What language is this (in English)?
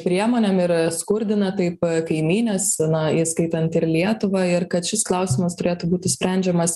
Lithuanian